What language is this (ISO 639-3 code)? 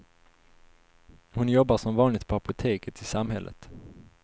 swe